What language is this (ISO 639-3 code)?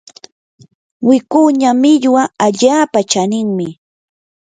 qur